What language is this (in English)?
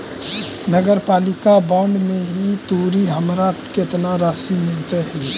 Magahi